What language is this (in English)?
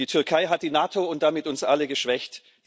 German